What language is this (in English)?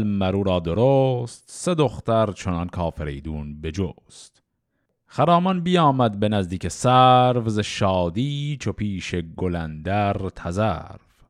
Persian